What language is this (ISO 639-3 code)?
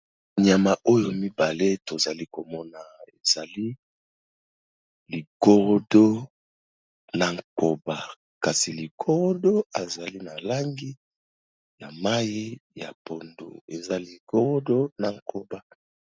lin